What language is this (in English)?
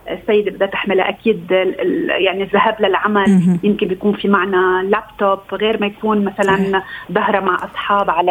Arabic